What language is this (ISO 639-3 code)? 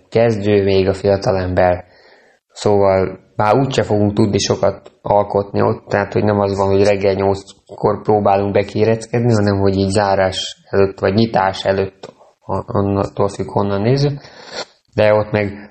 hun